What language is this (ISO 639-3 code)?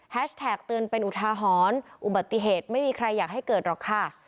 tha